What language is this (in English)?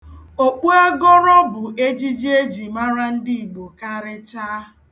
Igbo